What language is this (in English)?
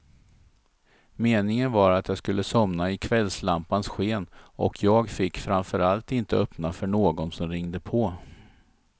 Swedish